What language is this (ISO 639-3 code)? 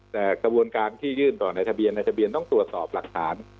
tha